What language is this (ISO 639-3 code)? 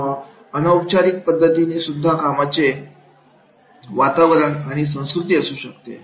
mar